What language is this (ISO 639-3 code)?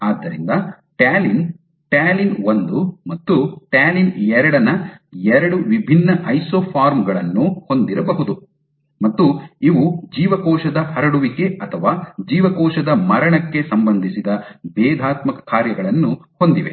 kan